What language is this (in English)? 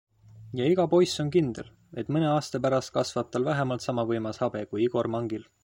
Estonian